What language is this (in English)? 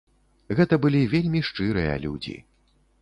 Belarusian